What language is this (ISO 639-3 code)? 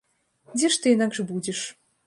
bel